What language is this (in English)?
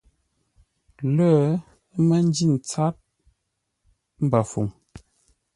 Ngombale